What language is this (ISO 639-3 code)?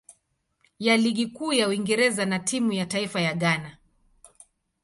swa